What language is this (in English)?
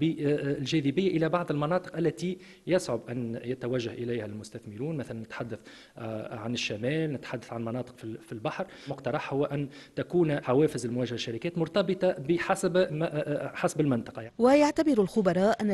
Arabic